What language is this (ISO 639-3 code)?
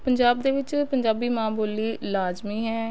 pan